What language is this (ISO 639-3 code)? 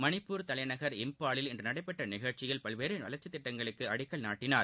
tam